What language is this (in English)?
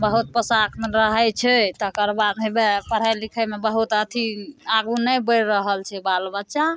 Maithili